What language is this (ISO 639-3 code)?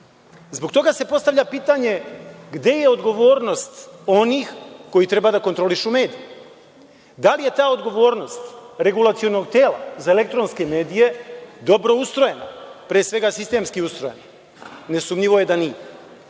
srp